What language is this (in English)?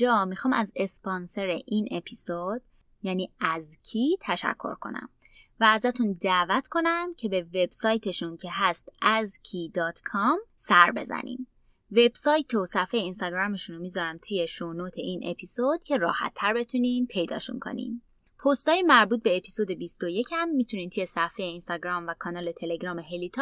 Persian